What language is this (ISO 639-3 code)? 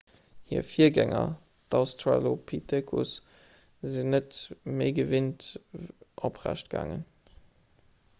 ltz